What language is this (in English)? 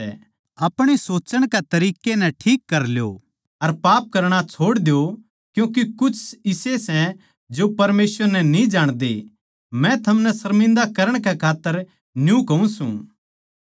Haryanvi